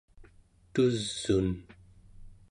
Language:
Central Yupik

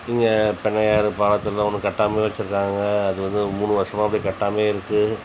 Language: Tamil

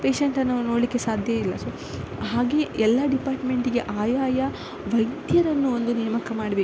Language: Kannada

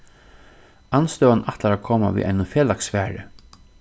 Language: Faroese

